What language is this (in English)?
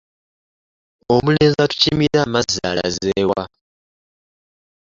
Ganda